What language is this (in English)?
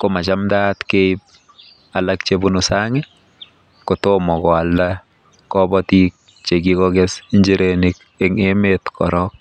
Kalenjin